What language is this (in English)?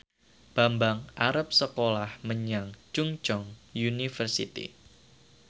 Javanese